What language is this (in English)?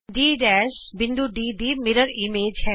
Punjabi